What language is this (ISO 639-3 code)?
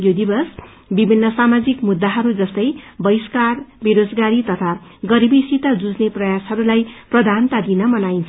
nep